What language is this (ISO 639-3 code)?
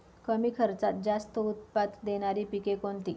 mar